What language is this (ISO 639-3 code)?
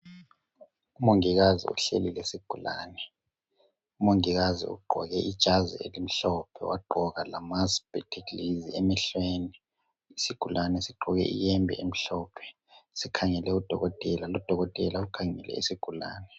nde